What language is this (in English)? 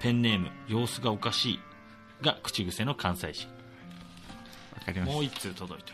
Japanese